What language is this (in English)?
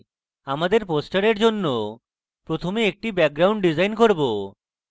Bangla